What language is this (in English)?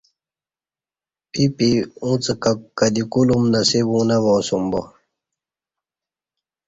Kati